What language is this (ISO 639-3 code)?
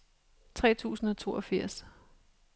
dan